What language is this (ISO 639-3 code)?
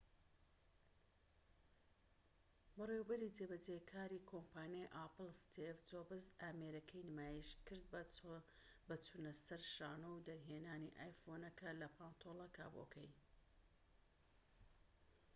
ckb